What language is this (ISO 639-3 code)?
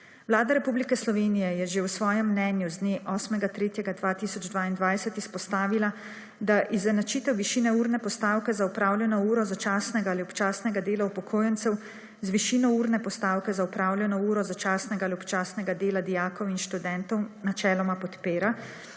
slv